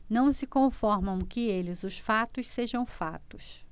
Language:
Portuguese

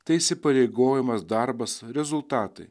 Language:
Lithuanian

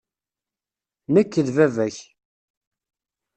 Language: Kabyle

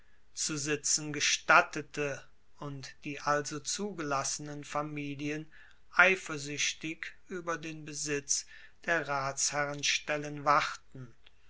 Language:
German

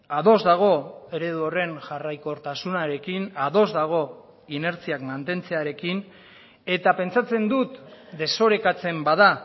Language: Basque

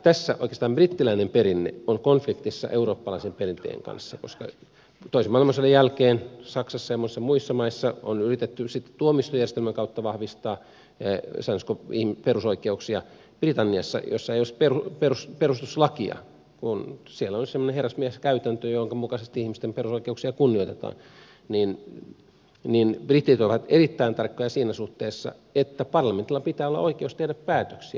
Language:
Finnish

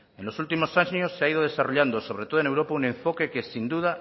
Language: Spanish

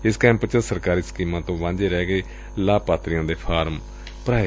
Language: Punjabi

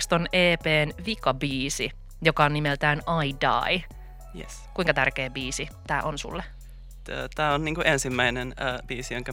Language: Finnish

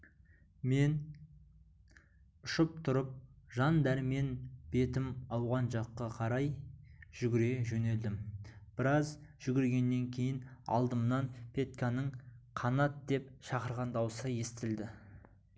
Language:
Kazakh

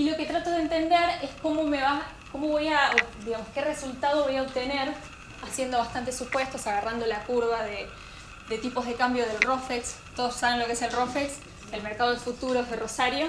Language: Spanish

